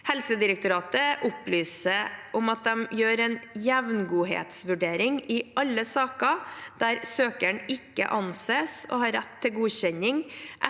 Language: Norwegian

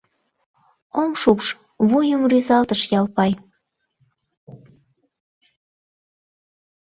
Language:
Mari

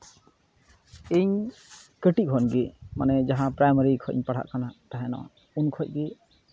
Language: Santali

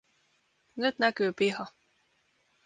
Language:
Finnish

